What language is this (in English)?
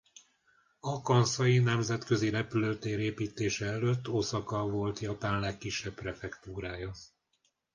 Hungarian